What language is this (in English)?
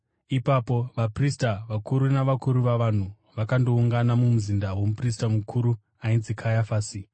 Shona